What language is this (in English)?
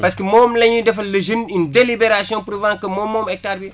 Wolof